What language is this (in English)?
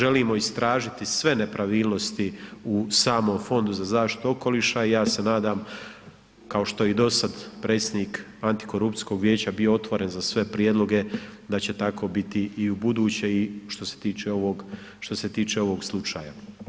Croatian